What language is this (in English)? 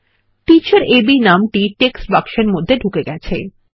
Bangla